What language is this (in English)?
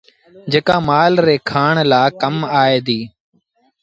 Sindhi Bhil